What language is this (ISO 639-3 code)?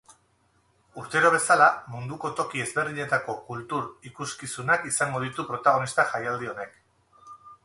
eus